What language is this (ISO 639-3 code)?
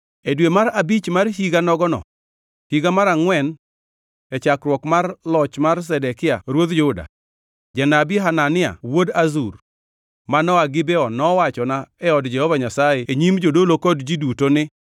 luo